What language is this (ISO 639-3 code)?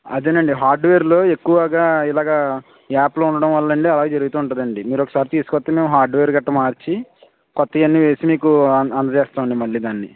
tel